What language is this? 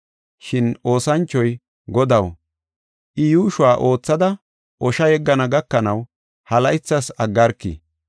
Gofa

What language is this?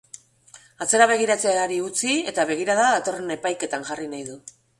Basque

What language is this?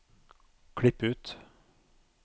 Norwegian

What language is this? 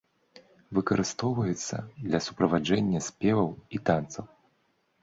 Belarusian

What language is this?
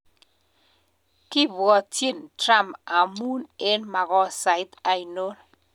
Kalenjin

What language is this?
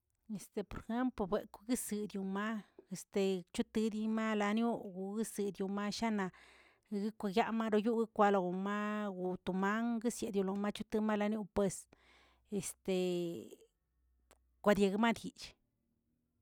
Tilquiapan Zapotec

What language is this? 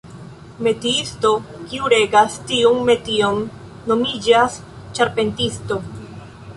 Esperanto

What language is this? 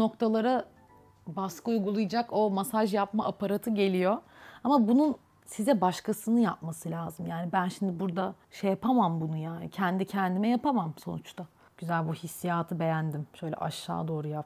Turkish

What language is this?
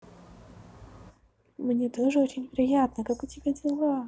Russian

